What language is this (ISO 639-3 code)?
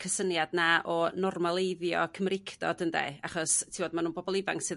cym